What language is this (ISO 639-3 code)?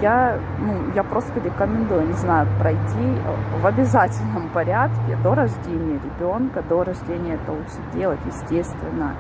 rus